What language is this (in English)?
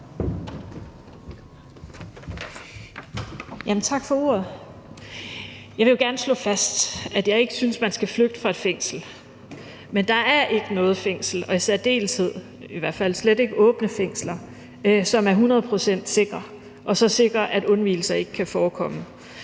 Danish